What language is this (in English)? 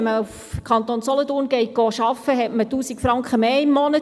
Swiss German